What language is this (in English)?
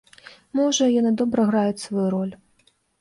Belarusian